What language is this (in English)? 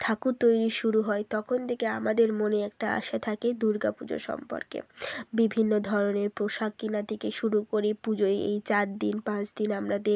Bangla